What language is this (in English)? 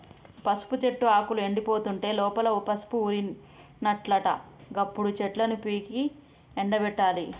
Telugu